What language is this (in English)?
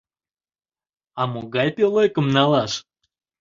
Mari